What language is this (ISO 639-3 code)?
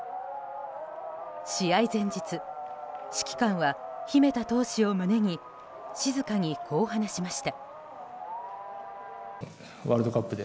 jpn